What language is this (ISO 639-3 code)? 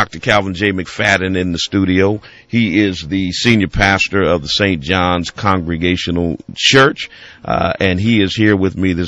eng